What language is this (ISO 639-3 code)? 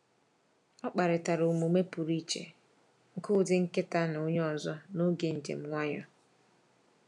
ibo